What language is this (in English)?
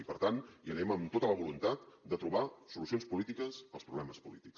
Catalan